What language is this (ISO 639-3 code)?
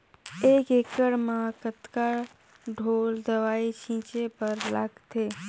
hne